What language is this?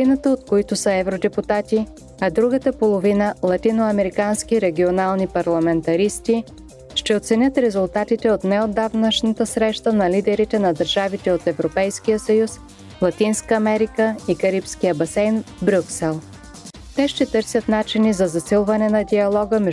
Bulgarian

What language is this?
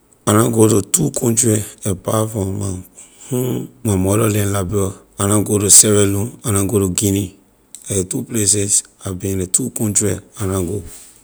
Liberian English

